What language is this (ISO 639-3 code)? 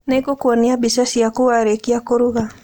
kik